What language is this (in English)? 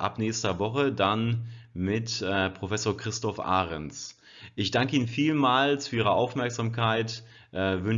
German